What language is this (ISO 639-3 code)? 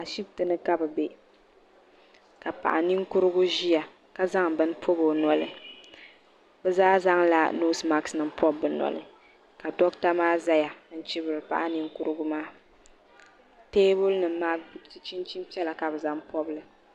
dag